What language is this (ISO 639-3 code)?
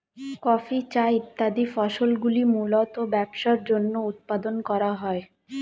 ben